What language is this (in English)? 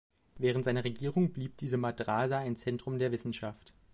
German